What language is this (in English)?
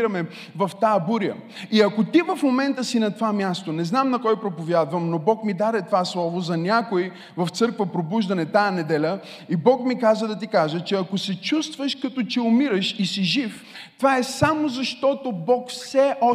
Bulgarian